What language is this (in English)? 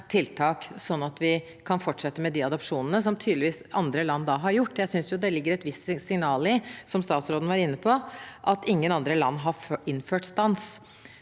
Norwegian